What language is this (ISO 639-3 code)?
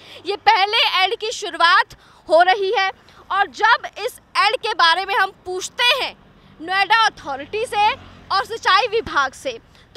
hin